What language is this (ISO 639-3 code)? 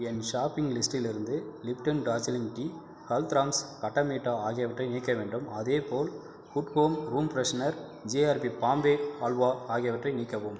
tam